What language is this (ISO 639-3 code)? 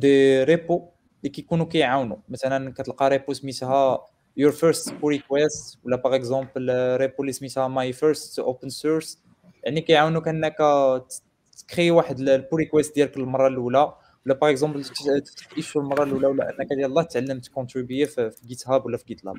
ara